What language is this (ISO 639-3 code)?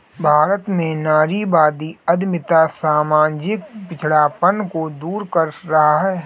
hin